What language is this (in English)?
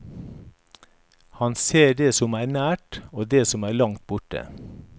Norwegian